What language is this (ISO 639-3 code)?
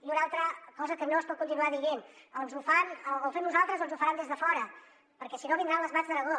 cat